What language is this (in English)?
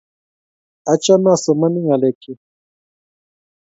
Kalenjin